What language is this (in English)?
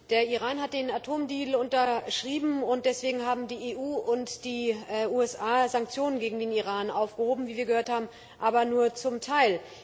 German